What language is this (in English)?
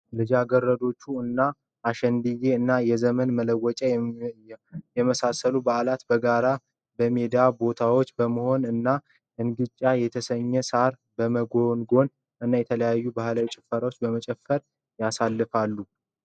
Amharic